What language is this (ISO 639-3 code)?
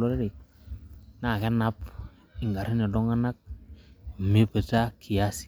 mas